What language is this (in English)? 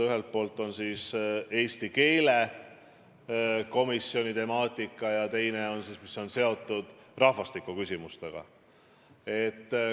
Estonian